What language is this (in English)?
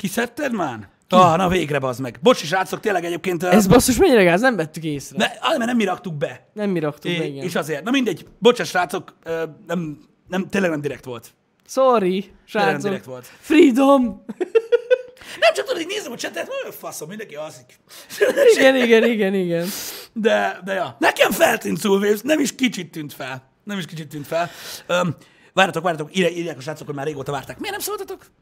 Hungarian